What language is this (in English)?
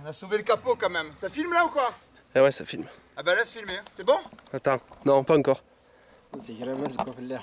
French